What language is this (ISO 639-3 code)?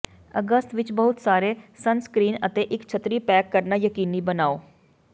pan